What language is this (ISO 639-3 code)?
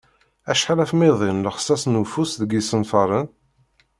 kab